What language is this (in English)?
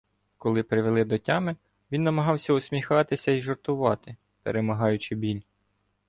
Ukrainian